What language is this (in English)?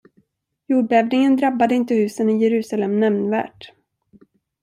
Swedish